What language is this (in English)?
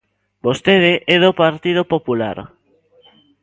Galician